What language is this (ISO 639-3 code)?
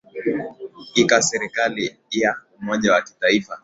swa